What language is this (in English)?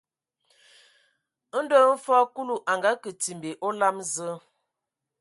Ewondo